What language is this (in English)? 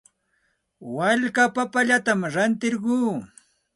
Santa Ana de Tusi Pasco Quechua